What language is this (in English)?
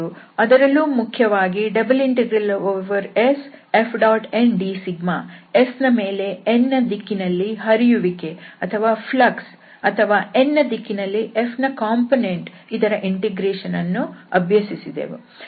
Kannada